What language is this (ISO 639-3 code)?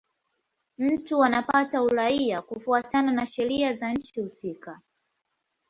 swa